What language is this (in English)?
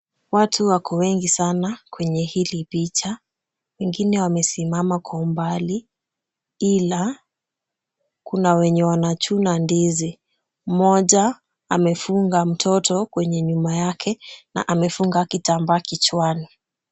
Swahili